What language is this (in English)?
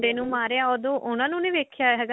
Punjabi